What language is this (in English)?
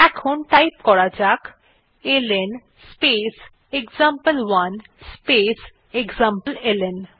Bangla